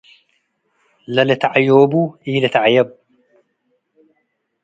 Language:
Tigre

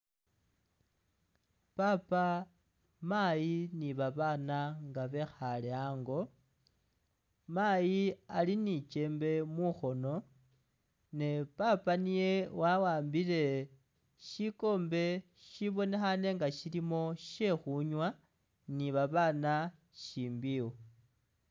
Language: Masaaba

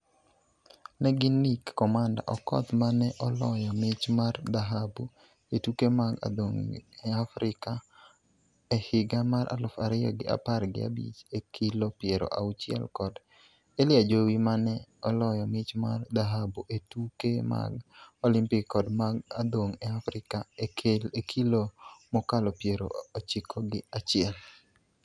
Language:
Luo (Kenya and Tanzania)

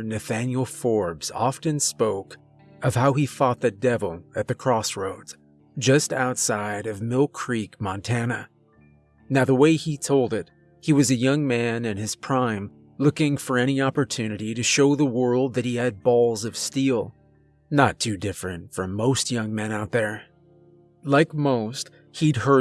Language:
English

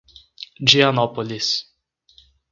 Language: Portuguese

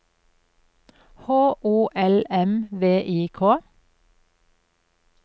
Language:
Norwegian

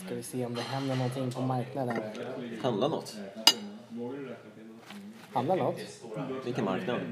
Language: Swedish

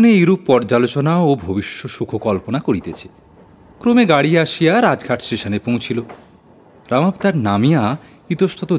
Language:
Bangla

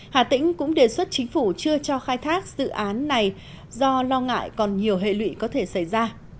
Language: Vietnamese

